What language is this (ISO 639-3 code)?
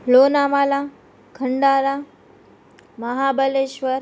guj